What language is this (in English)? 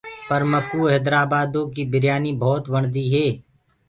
Gurgula